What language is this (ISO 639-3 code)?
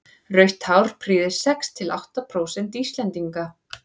isl